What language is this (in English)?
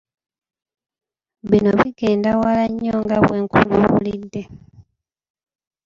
Ganda